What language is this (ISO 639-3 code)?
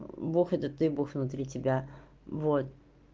rus